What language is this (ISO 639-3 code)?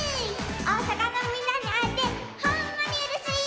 jpn